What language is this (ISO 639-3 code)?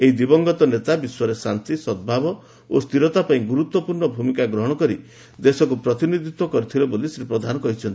ori